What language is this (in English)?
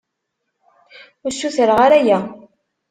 Kabyle